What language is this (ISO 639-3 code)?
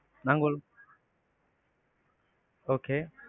tam